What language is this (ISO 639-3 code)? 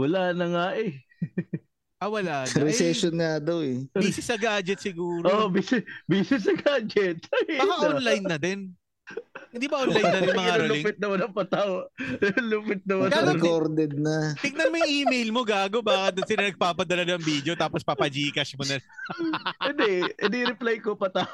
fil